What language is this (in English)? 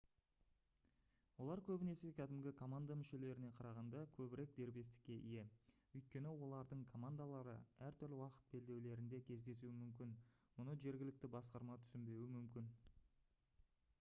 Kazakh